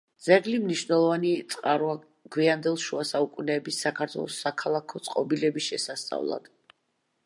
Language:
Georgian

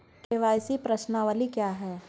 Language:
Hindi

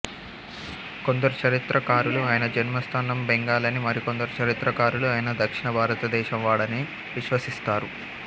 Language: Telugu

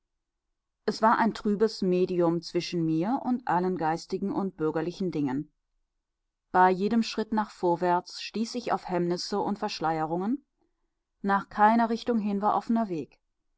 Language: German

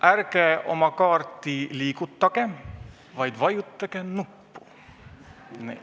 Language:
Estonian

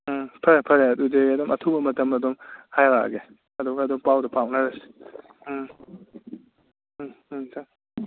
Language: Manipuri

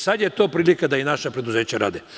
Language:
Serbian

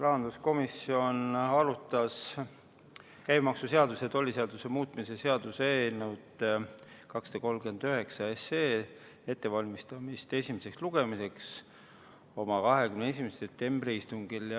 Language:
Estonian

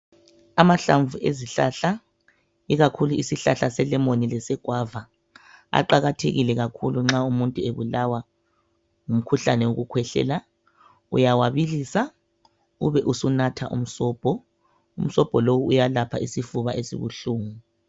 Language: North Ndebele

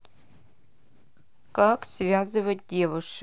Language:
Russian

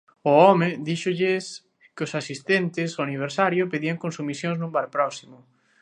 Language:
Galician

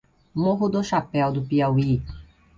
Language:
Portuguese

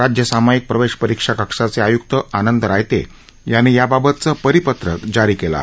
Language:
Marathi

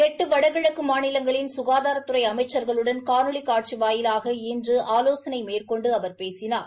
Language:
Tamil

